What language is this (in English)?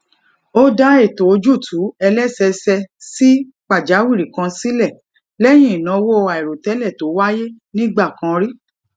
Yoruba